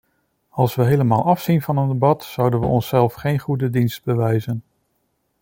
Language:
Dutch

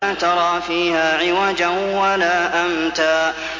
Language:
Arabic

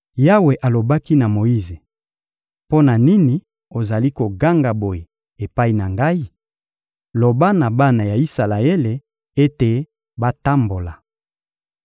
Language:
Lingala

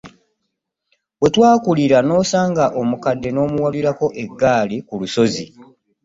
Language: Ganda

